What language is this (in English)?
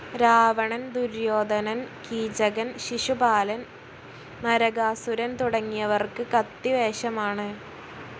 Malayalam